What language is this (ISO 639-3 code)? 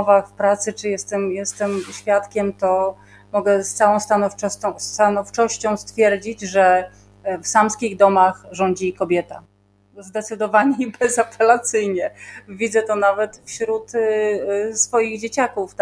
pol